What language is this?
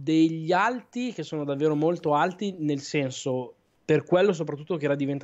Italian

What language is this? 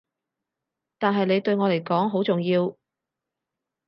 Cantonese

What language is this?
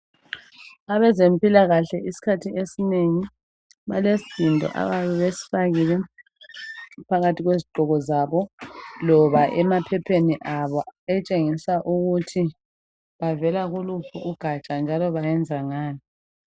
North Ndebele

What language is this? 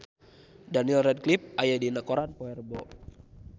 Sundanese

